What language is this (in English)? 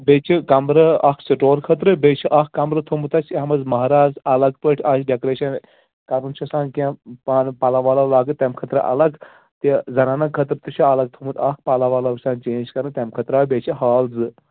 Kashmiri